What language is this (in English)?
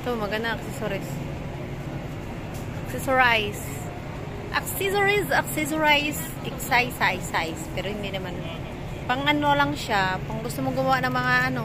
Filipino